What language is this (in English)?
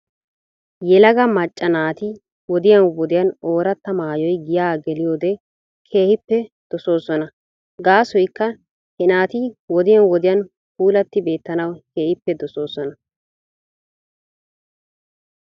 Wolaytta